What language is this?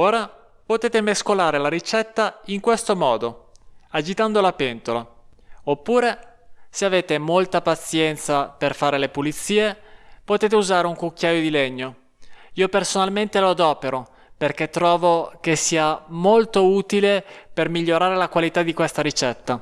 Italian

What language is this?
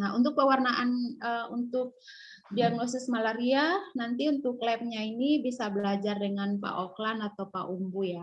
Indonesian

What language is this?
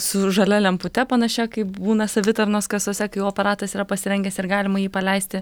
Lithuanian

